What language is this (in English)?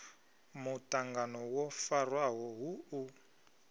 Venda